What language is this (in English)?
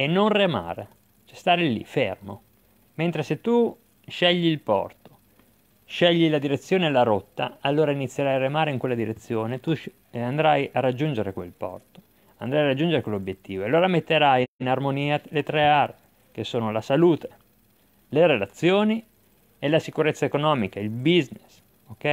Italian